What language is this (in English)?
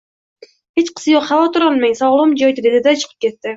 Uzbek